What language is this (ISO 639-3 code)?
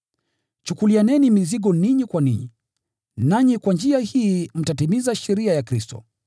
swa